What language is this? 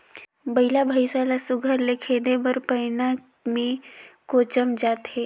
Chhattisgarhi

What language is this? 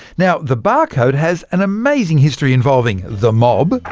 English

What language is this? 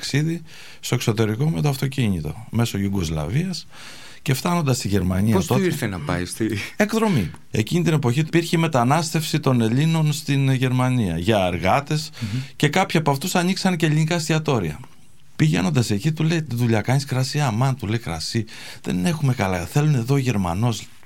Greek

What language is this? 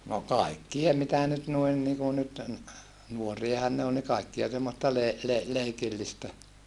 Finnish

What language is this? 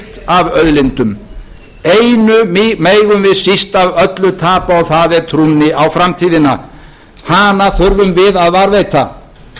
Icelandic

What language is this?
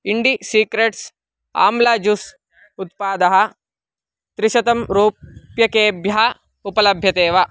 Sanskrit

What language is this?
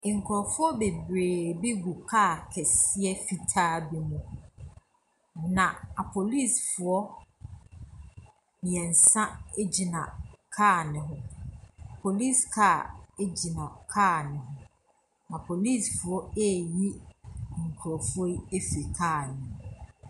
Akan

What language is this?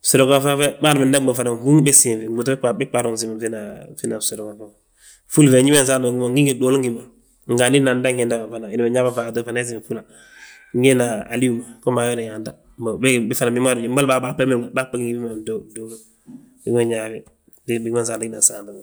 Balanta-Ganja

